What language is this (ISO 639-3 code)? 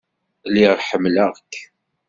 kab